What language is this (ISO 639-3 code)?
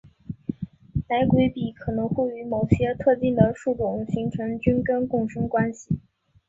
zho